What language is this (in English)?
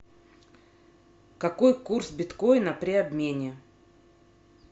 Russian